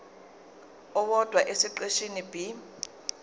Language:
Zulu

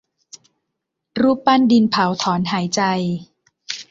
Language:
Thai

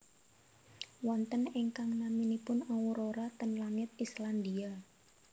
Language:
Javanese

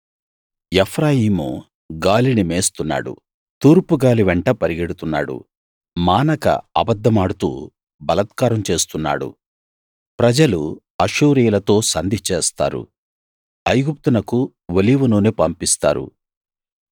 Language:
Telugu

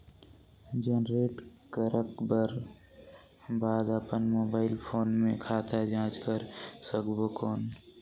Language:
Chhattisgarhi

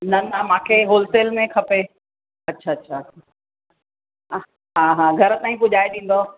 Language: Sindhi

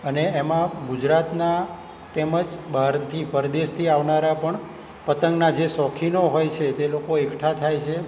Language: Gujarati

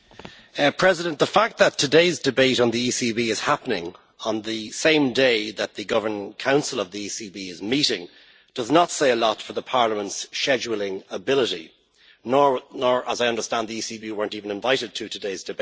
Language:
English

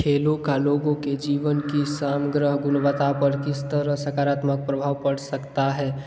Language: Hindi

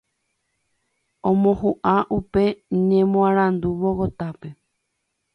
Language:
Guarani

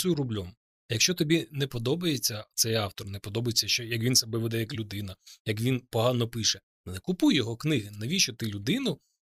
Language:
Ukrainian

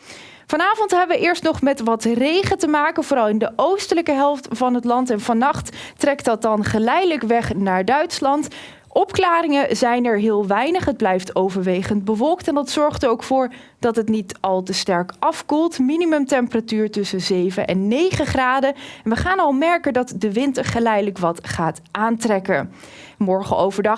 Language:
Dutch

